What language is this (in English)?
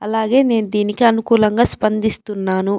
Telugu